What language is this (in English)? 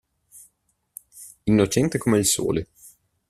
Italian